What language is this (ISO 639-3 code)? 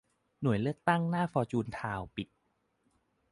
tha